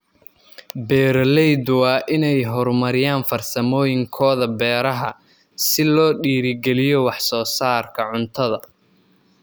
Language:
Somali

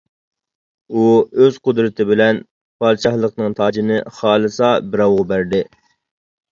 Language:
Uyghur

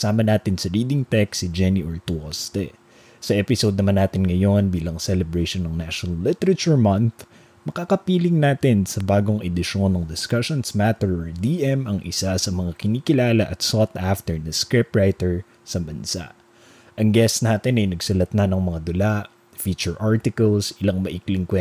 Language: Filipino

